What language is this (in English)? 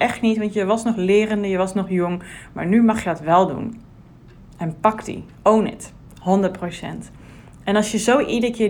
Dutch